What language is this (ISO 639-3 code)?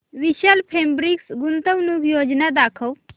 mar